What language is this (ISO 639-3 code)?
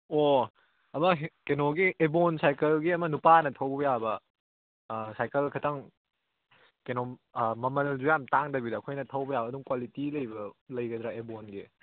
mni